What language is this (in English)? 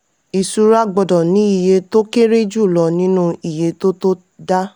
Yoruba